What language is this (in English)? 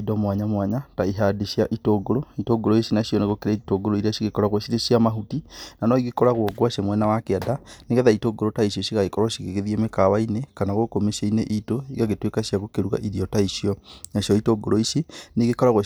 Kikuyu